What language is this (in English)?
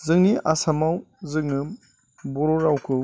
Bodo